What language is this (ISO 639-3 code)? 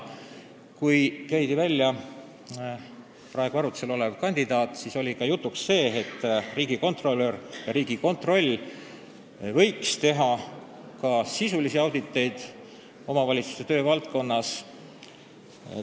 est